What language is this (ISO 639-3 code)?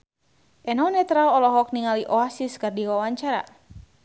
sun